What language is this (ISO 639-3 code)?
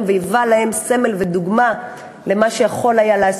heb